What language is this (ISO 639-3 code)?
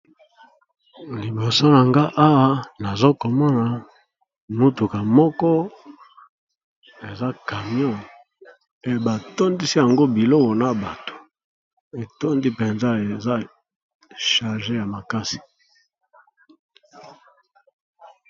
lin